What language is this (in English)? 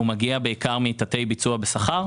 Hebrew